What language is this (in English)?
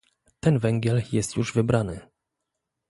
Polish